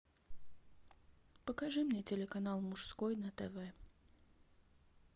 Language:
Russian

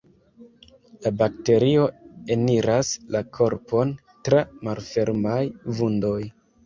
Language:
Esperanto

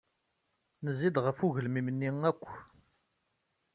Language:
Kabyle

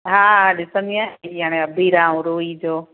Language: Sindhi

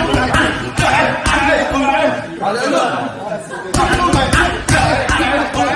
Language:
Chinese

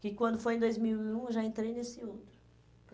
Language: Portuguese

